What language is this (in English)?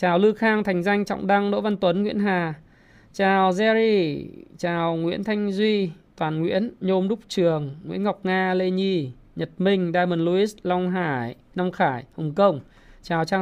Vietnamese